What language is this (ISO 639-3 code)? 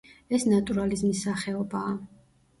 kat